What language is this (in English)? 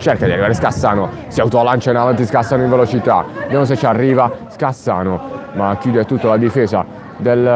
Italian